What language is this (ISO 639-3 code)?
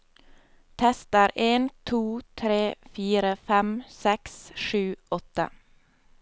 nor